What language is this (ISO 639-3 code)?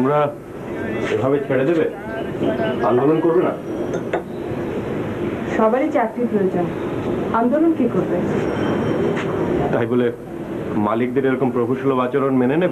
hin